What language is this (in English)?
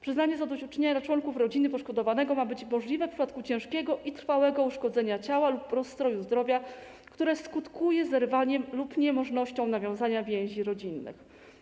Polish